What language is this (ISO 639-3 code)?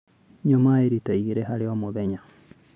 kik